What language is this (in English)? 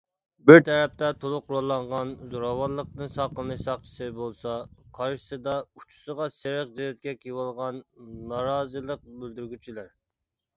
Uyghur